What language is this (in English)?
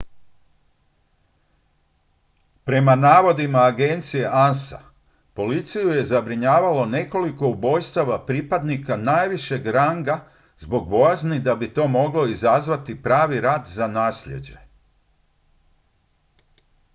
Croatian